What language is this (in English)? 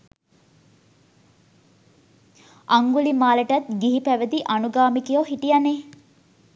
Sinhala